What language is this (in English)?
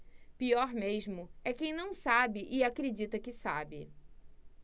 Portuguese